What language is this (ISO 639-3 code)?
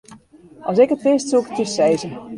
fry